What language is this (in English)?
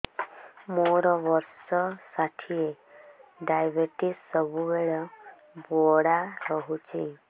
Odia